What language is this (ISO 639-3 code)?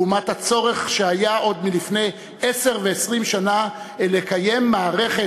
heb